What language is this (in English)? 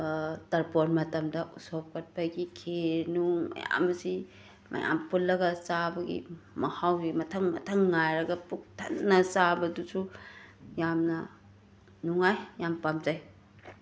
Manipuri